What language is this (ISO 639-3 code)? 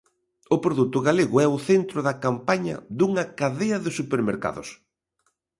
glg